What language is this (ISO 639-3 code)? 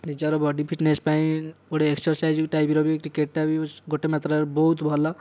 ori